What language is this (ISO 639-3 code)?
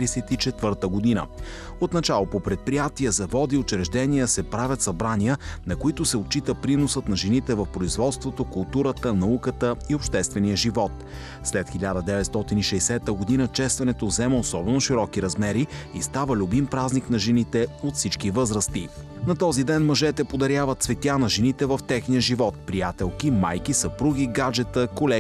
bul